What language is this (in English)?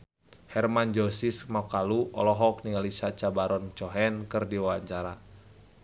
Sundanese